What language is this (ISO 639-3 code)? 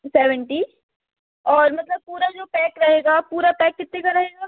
hin